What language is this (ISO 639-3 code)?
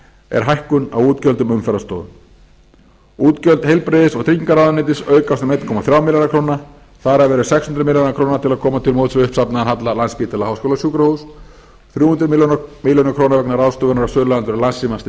isl